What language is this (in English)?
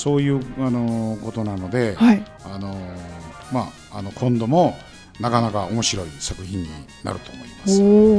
Japanese